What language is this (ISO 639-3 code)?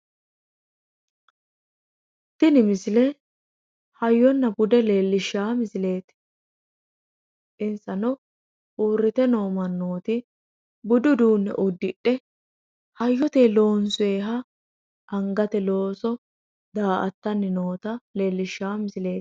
sid